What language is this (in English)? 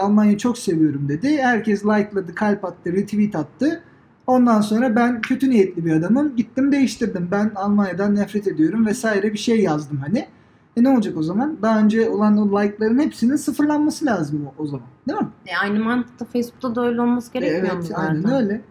Turkish